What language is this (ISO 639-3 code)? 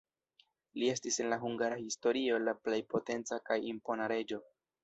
epo